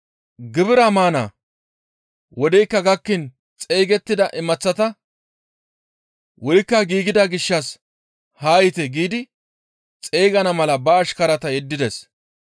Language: Gamo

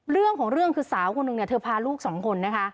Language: Thai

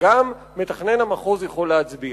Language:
Hebrew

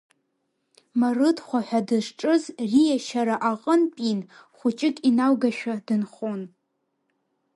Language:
Abkhazian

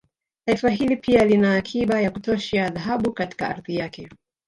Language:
Swahili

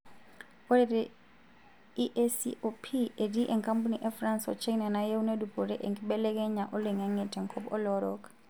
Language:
Masai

